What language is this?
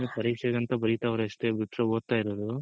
Kannada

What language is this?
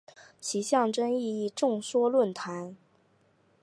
Chinese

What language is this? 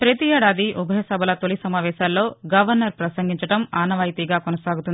Telugu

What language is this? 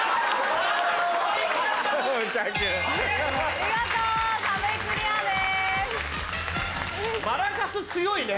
Japanese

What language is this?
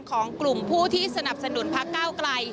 Thai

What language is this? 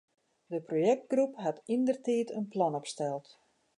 Western Frisian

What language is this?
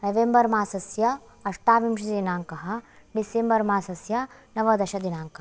Sanskrit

